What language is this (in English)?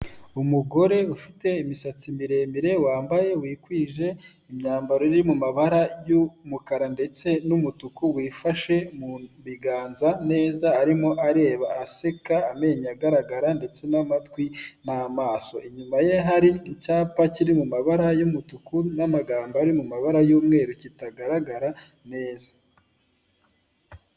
Kinyarwanda